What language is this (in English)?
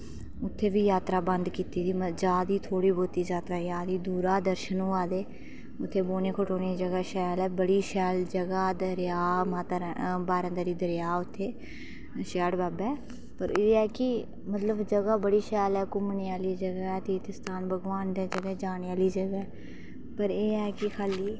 Dogri